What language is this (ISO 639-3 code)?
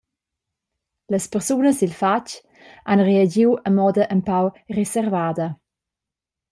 roh